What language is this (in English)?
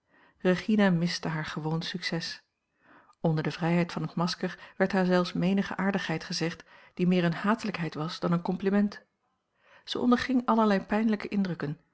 Dutch